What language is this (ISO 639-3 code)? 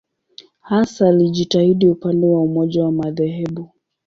swa